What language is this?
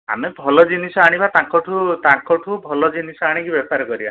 Odia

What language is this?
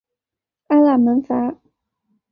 Chinese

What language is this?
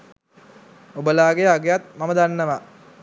Sinhala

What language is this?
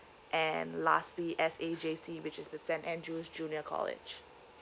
English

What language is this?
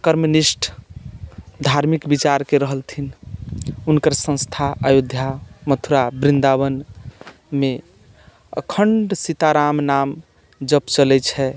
Maithili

